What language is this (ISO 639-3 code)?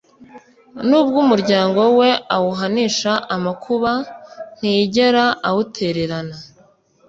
kin